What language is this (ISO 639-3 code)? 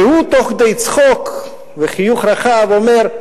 heb